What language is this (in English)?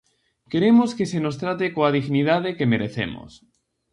Galician